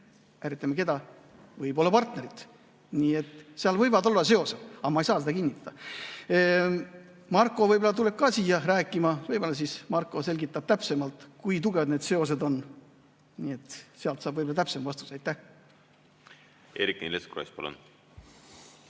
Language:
Estonian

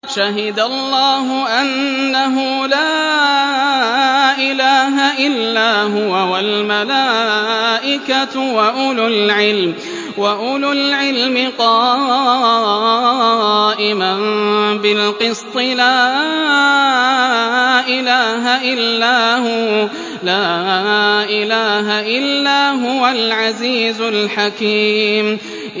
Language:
Arabic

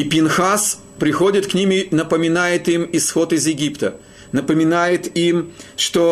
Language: Russian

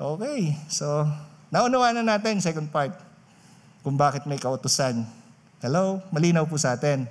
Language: Filipino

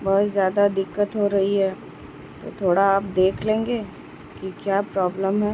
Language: Urdu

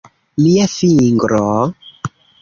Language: Esperanto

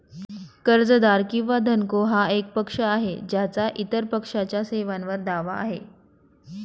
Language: Marathi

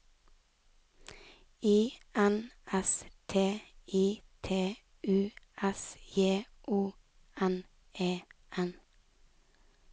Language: Norwegian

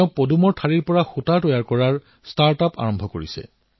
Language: Assamese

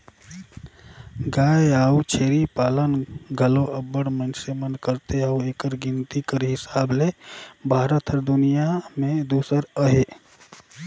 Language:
Chhattisgarhi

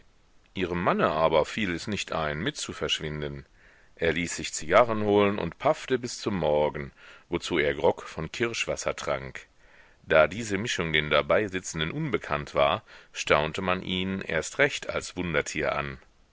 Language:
German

